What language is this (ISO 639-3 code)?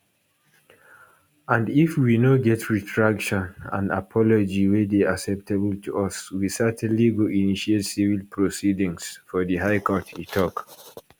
pcm